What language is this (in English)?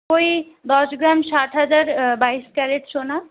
Bangla